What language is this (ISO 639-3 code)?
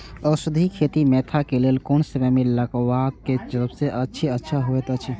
mai